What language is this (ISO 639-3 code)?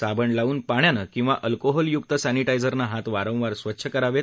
mar